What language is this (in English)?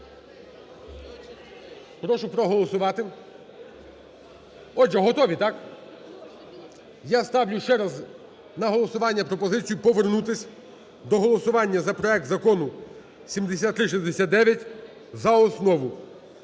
Ukrainian